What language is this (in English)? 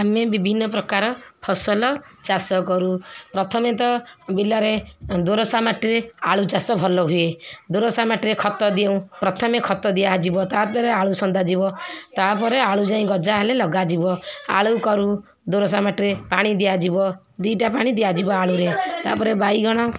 Odia